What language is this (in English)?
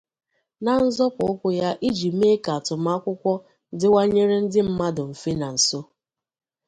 Igbo